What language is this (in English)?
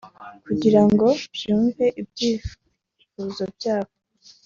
Kinyarwanda